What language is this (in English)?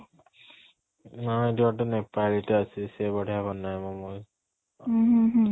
Odia